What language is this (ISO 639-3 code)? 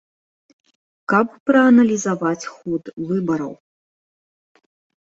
bel